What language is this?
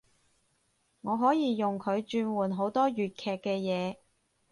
Cantonese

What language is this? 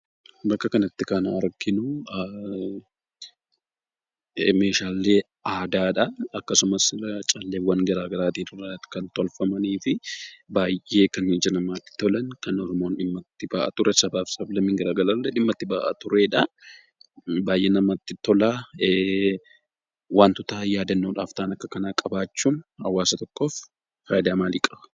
Oromo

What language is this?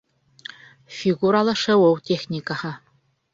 Bashkir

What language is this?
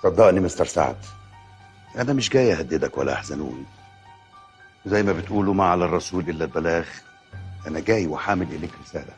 Arabic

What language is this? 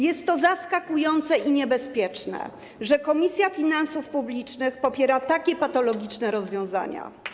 Polish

